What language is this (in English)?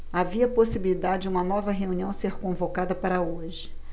Portuguese